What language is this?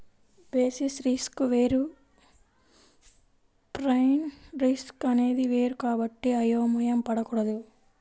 Telugu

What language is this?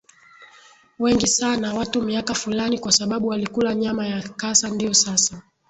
Swahili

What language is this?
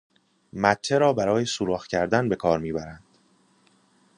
Persian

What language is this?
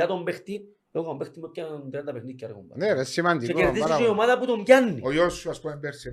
Greek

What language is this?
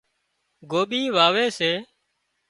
Wadiyara Koli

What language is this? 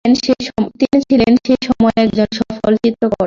Bangla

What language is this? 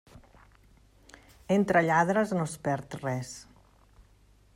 Catalan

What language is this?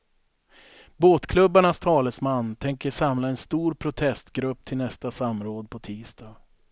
Swedish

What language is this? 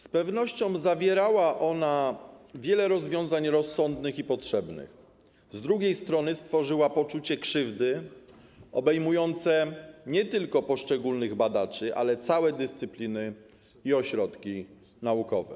Polish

